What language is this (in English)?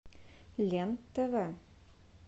Russian